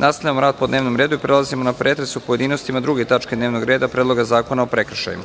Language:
Serbian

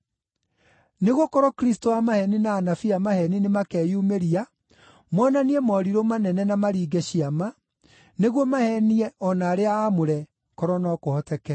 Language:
Kikuyu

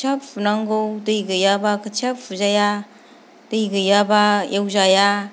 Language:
Bodo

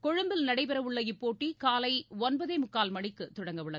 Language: Tamil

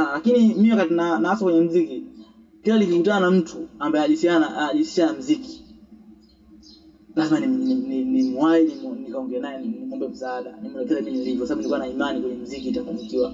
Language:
Swahili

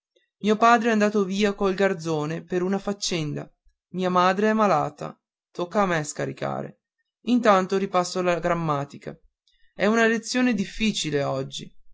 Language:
Italian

